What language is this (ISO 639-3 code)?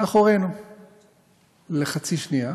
heb